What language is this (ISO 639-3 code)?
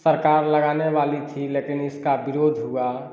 hin